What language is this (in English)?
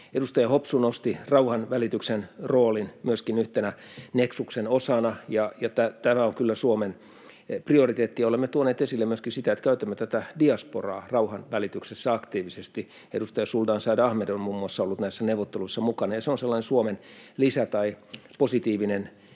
Finnish